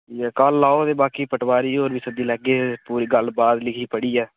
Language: Dogri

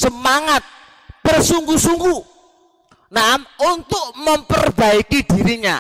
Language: Indonesian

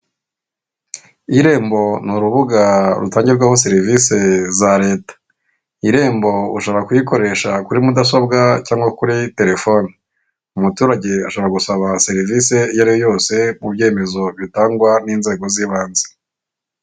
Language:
Kinyarwanda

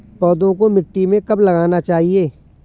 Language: Hindi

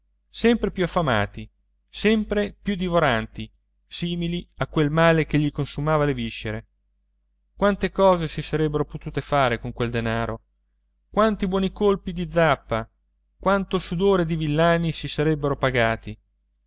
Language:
Italian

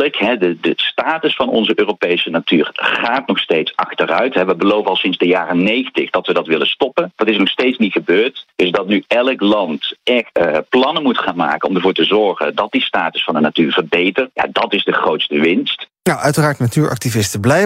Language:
Dutch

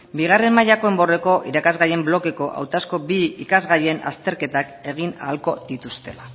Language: Basque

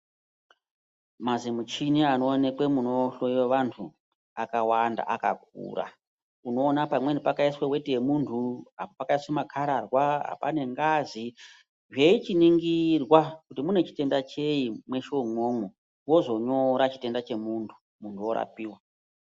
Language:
Ndau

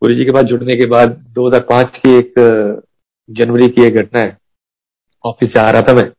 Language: Hindi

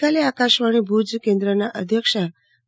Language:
Gujarati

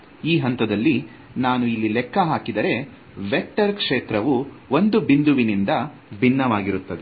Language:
Kannada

